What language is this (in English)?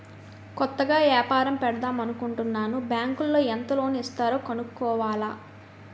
Telugu